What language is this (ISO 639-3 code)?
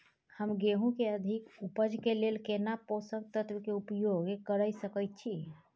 mai